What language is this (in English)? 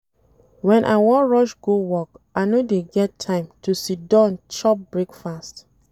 Nigerian Pidgin